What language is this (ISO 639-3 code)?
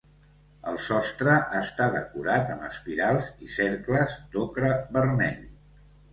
cat